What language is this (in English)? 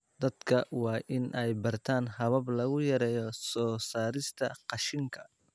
Somali